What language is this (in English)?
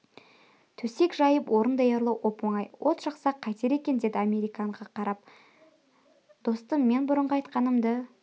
Kazakh